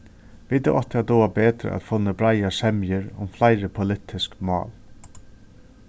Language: Faroese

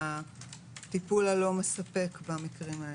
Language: Hebrew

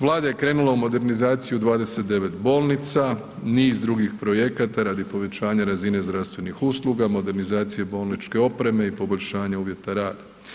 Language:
Croatian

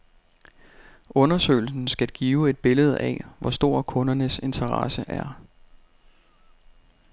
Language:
Danish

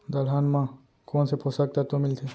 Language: Chhattisgarhi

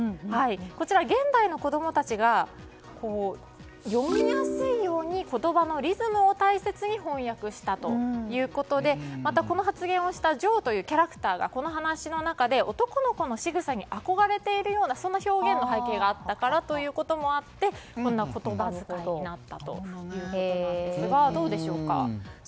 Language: Japanese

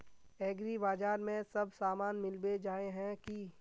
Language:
Magahi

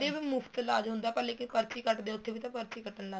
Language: Punjabi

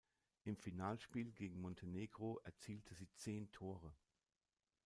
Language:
German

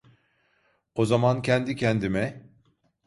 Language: Turkish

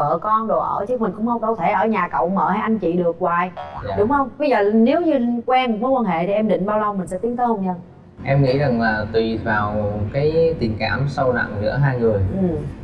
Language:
Vietnamese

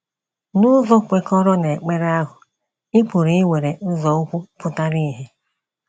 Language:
Igbo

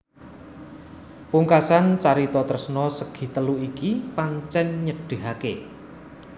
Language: Javanese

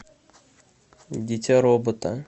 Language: Russian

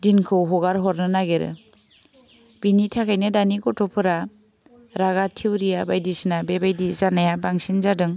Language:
Bodo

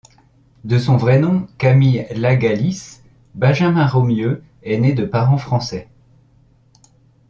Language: French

